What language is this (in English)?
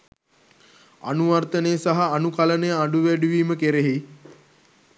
Sinhala